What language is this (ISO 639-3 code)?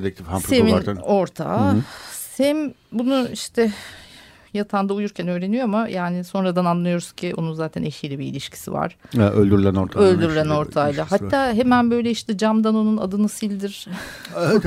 tur